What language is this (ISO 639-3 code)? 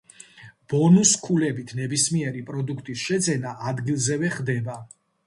kat